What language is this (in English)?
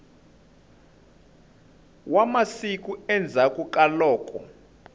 Tsonga